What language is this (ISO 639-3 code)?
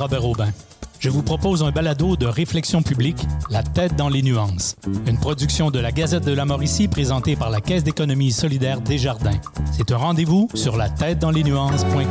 fra